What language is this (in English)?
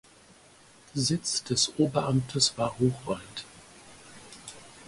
German